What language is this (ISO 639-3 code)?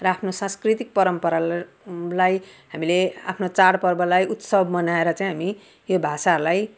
nep